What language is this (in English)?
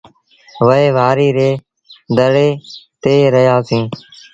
Sindhi Bhil